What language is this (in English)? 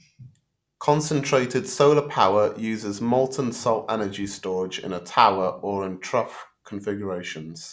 English